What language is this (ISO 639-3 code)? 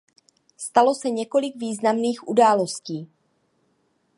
ces